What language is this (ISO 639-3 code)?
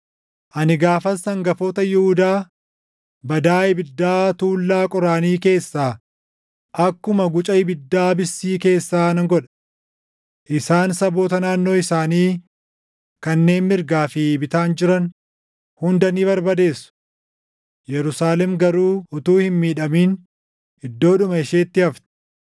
orm